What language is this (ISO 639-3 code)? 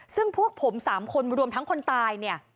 tha